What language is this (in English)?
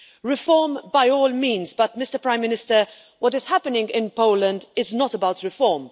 English